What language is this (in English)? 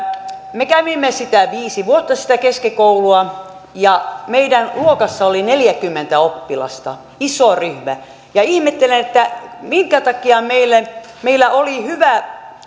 Finnish